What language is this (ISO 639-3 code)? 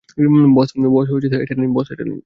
ben